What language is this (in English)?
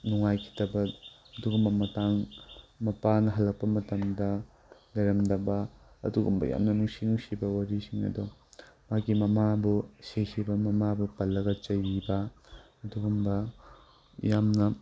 Manipuri